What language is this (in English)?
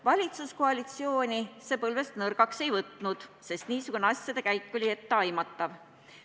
Estonian